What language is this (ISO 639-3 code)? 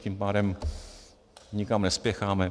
ces